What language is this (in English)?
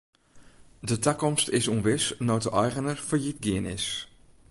Western Frisian